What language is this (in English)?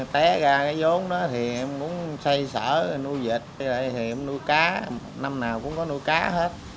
Vietnamese